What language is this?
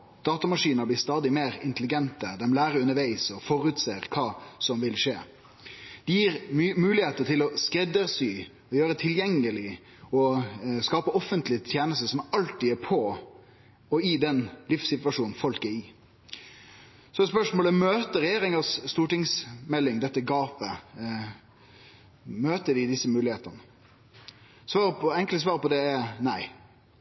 Norwegian Nynorsk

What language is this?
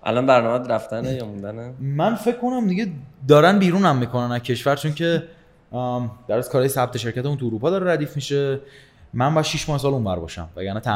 Persian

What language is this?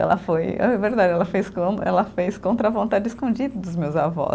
Portuguese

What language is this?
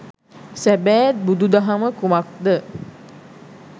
Sinhala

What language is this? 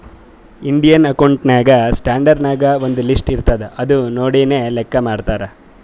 Kannada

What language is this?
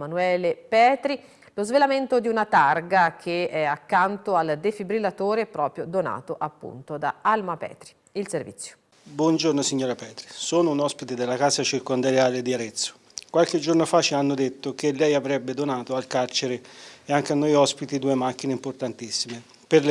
Italian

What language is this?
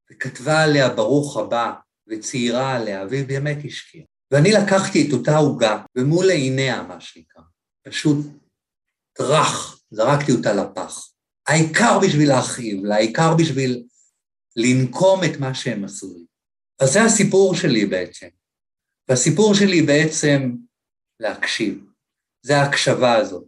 Hebrew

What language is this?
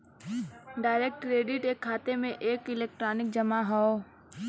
Bhojpuri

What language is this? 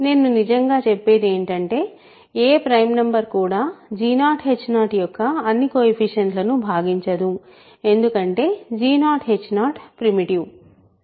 Telugu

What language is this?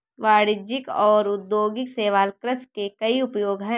Hindi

